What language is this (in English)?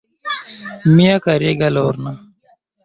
Esperanto